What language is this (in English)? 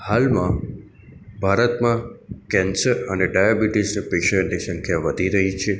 Gujarati